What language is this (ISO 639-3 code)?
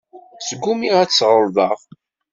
kab